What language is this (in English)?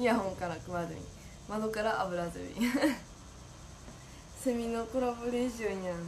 Japanese